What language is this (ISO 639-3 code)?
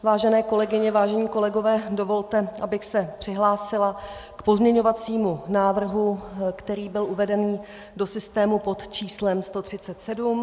ces